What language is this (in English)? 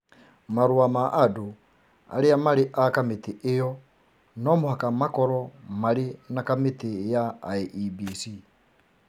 Kikuyu